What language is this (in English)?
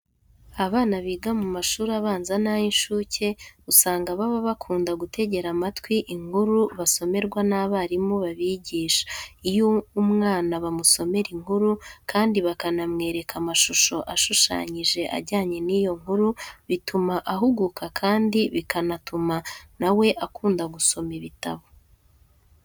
Kinyarwanda